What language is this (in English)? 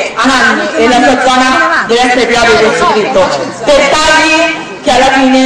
Italian